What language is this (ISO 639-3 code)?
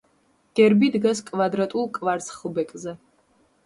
kat